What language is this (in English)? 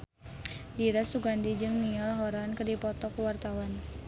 Sundanese